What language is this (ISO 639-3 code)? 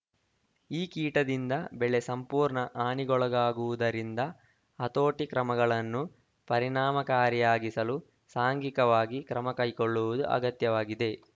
kan